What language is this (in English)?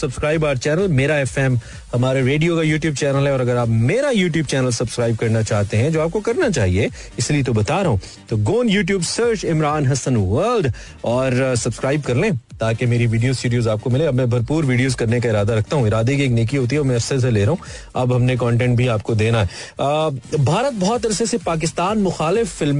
Hindi